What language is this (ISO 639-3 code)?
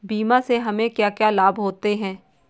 hin